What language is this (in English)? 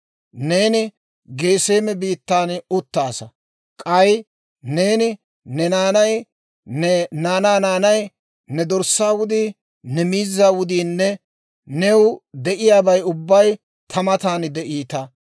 Dawro